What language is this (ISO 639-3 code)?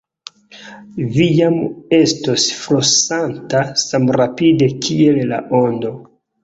epo